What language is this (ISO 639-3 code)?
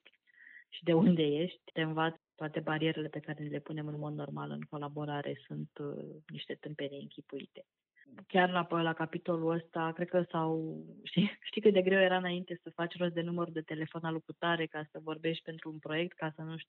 ron